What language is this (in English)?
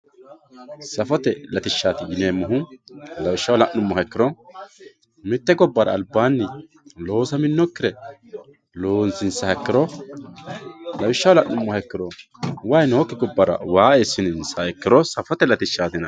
Sidamo